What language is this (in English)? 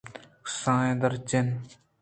Eastern Balochi